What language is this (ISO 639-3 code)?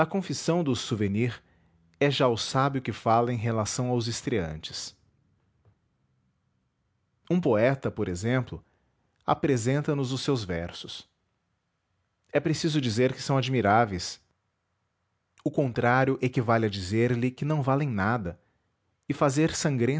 por